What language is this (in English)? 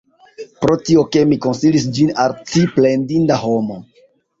Esperanto